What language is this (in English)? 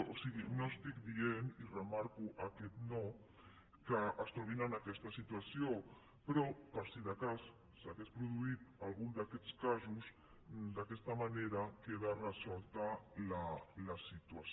Catalan